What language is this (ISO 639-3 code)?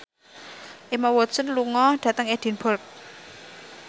jav